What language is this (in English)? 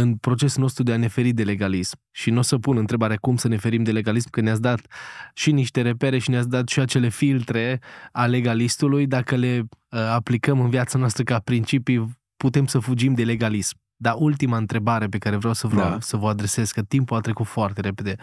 Romanian